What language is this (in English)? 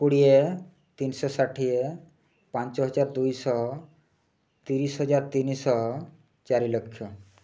Odia